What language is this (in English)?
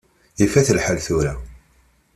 Kabyle